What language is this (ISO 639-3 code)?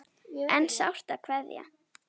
isl